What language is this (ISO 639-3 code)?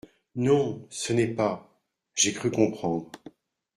fra